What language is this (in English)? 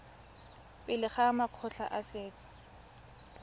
Tswana